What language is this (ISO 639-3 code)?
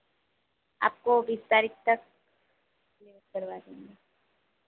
hin